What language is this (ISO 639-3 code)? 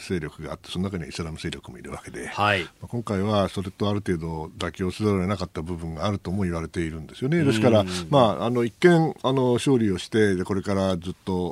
jpn